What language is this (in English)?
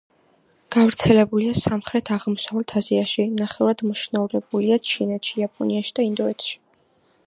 Georgian